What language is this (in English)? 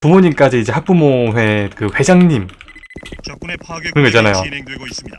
Korean